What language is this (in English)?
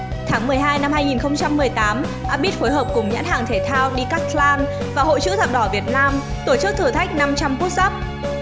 Vietnamese